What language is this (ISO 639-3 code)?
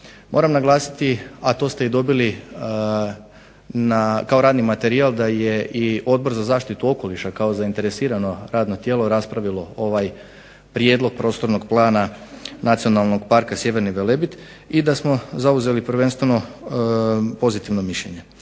hrv